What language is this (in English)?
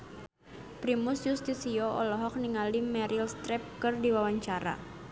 Sundanese